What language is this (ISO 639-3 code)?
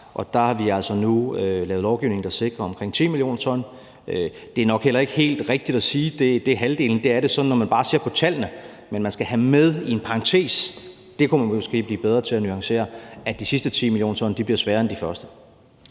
dan